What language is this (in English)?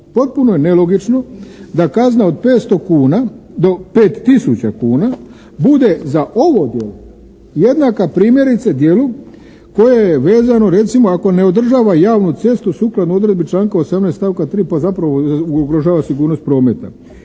Croatian